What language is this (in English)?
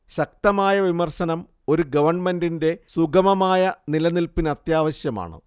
Malayalam